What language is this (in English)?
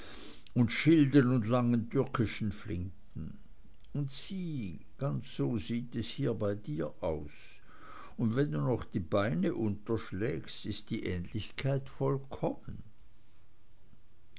German